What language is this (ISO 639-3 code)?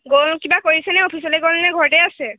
asm